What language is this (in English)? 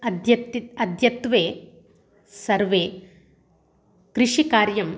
Sanskrit